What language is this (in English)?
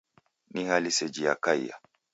Taita